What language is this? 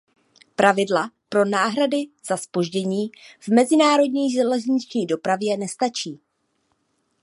Czech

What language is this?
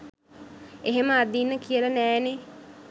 Sinhala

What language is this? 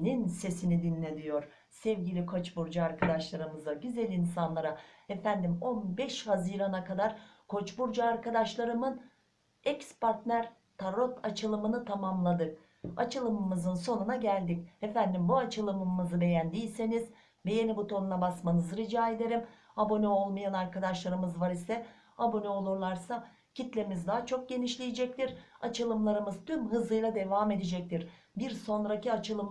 Turkish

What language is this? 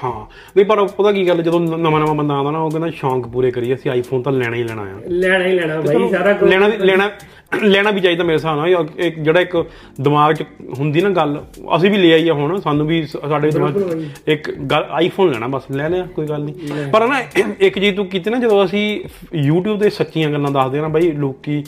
Punjabi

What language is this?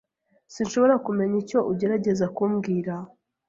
Kinyarwanda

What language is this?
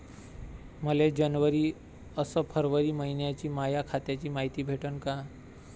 Marathi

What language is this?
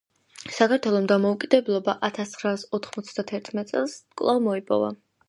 Georgian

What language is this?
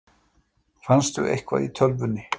Icelandic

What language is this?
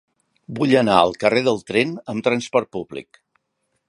Catalan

